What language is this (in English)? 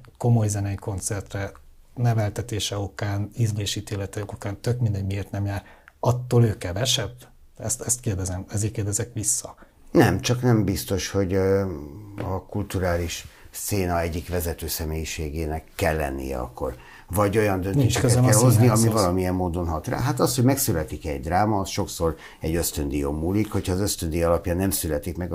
Hungarian